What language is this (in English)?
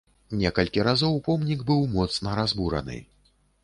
Belarusian